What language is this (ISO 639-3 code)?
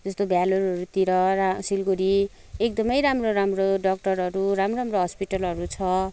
nep